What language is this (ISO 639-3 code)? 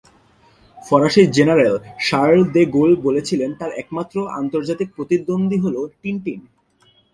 ben